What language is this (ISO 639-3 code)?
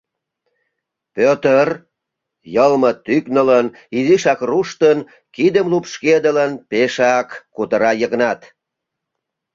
chm